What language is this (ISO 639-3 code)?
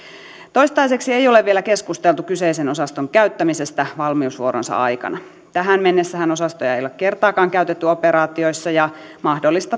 fin